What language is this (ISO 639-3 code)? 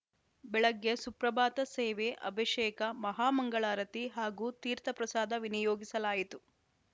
kan